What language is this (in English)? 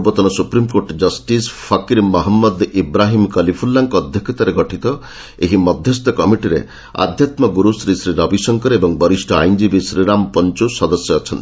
Odia